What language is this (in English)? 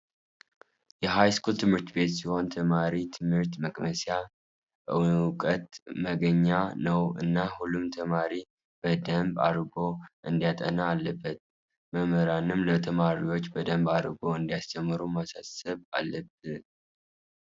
Tigrinya